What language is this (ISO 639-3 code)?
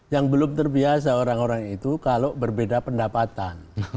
ind